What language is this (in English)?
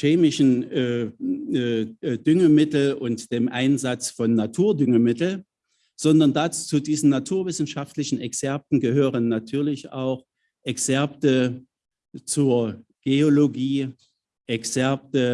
German